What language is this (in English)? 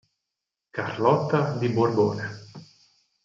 Italian